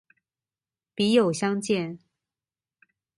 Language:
Chinese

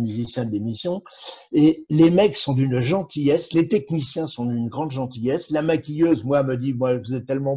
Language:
French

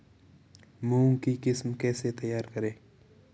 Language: Hindi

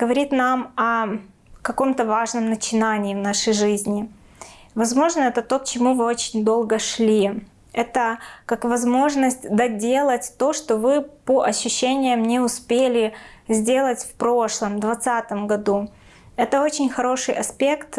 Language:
Russian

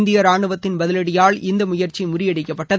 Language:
Tamil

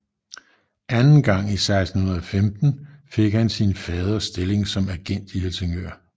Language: Danish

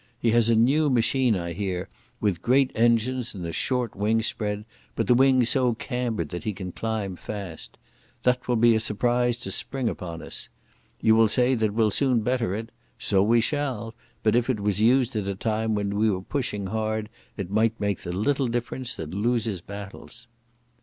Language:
English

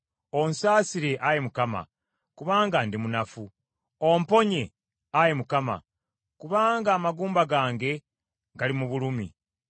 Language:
Ganda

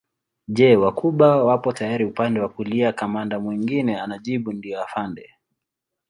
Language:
Swahili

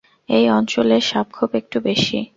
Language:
Bangla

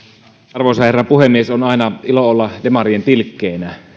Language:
Finnish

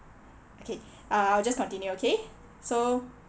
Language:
English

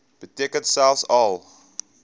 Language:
Afrikaans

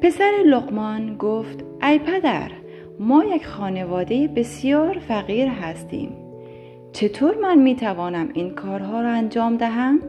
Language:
Persian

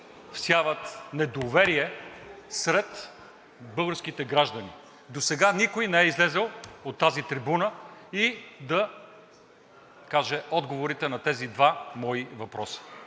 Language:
Bulgarian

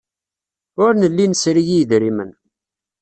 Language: Kabyle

